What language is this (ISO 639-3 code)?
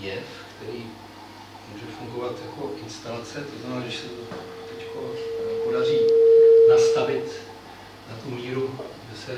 ces